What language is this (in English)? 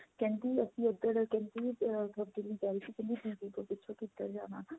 Punjabi